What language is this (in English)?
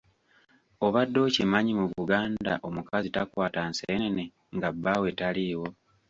Ganda